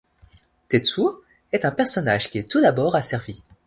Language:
French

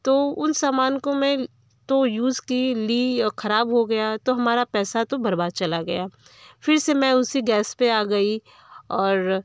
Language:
Hindi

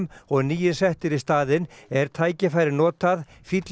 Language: Icelandic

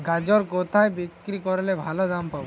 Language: Bangla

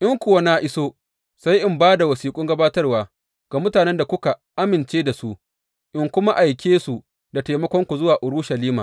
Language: Hausa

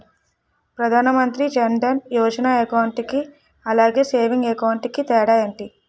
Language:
Telugu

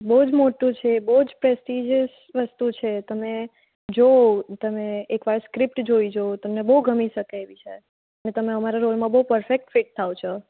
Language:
Gujarati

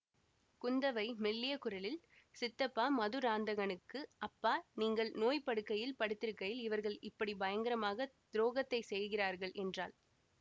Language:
Tamil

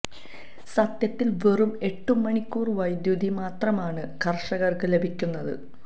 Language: Malayalam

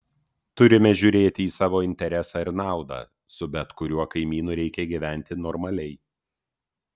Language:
Lithuanian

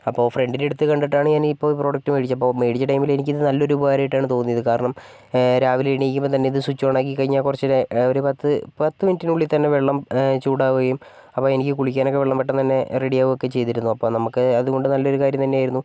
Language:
Malayalam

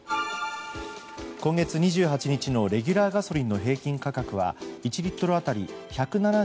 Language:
Japanese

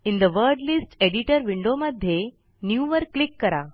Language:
Marathi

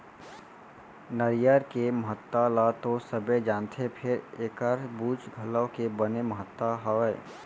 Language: Chhattisgarhi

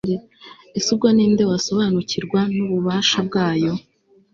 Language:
Kinyarwanda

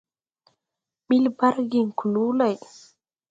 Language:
Tupuri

